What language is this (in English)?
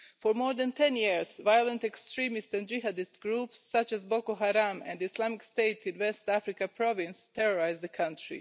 English